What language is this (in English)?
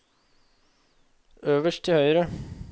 Norwegian